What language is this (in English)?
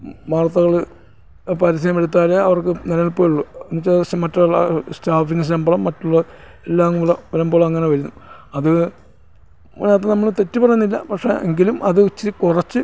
Malayalam